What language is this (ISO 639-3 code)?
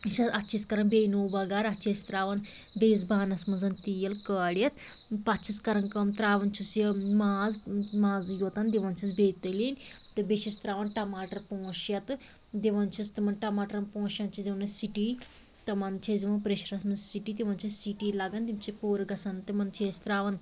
kas